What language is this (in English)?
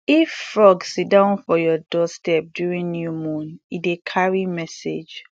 Nigerian Pidgin